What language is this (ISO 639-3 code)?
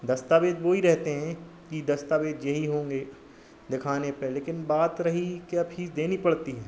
hin